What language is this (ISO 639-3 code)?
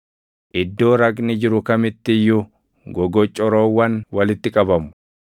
orm